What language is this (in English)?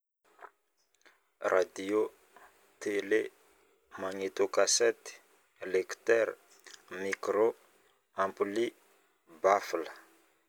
Northern Betsimisaraka Malagasy